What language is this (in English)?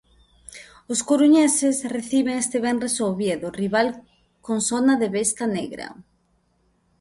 Galician